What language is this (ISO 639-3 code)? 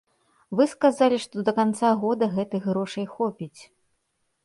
bel